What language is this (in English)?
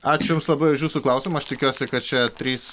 Lithuanian